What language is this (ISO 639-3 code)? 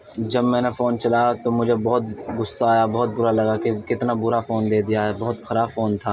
urd